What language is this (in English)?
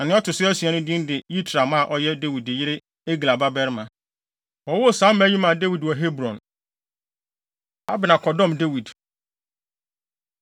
Akan